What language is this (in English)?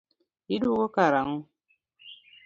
Luo (Kenya and Tanzania)